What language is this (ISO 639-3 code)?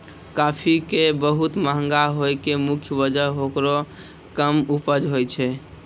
mai